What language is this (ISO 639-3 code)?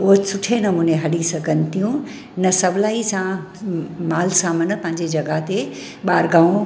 snd